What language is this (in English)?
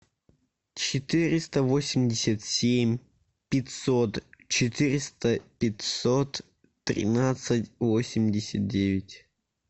Russian